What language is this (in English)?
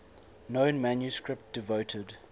English